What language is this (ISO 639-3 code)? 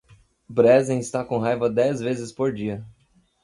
por